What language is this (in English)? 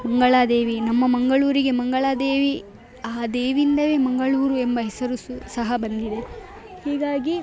Kannada